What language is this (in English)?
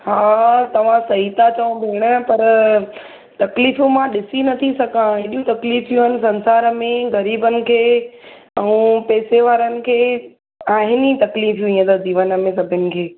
Sindhi